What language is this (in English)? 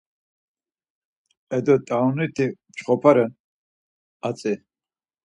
Laz